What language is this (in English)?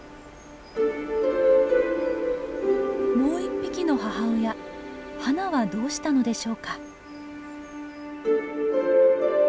Japanese